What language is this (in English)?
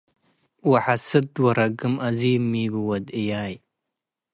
Tigre